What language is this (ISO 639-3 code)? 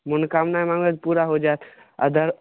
mai